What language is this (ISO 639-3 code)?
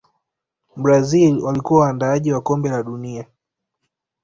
swa